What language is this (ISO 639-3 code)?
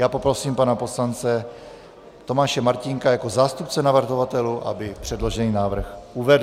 ces